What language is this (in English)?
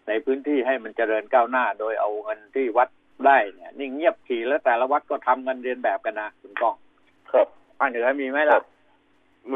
Thai